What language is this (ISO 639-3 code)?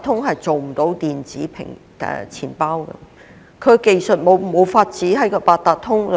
yue